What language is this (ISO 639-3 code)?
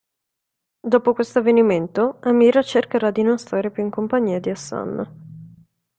ita